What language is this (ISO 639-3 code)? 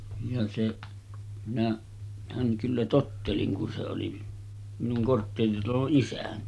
fin